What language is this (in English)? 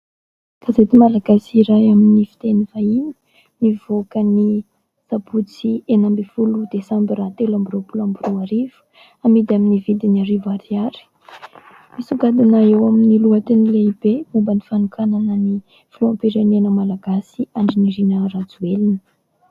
Malagasy